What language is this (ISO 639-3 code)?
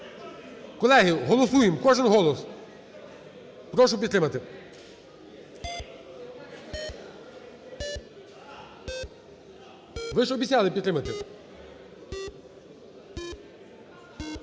ukr